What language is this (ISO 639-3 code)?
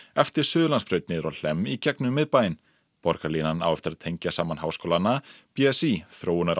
isl